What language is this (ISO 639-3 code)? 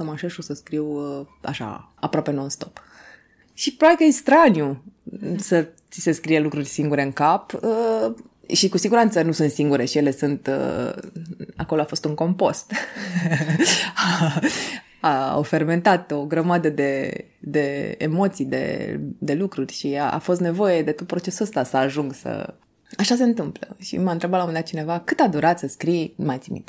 ron